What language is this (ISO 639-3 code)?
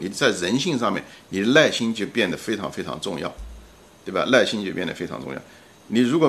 zho